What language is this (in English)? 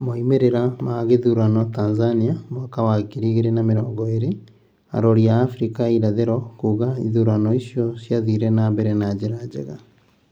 Kikuyu